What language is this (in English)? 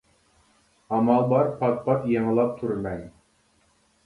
Uyghur